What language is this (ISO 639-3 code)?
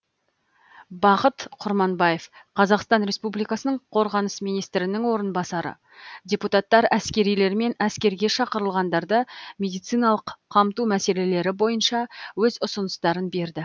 kaz